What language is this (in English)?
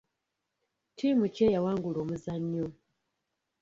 Ganda